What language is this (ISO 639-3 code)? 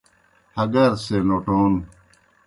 plk